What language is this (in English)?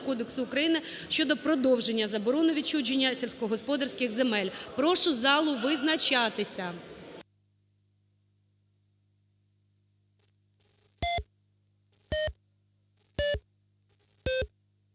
Ukrainian